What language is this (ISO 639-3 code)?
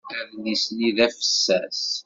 kab